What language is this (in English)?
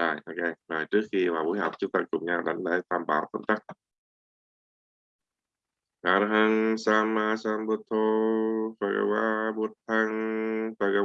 Vietnamese